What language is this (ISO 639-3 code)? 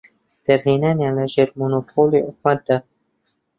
ckb